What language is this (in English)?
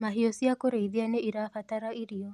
Kikuyu